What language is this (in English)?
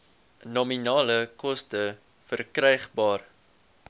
Afrikaans